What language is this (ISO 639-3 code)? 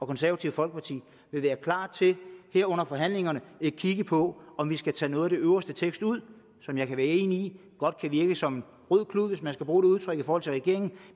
dan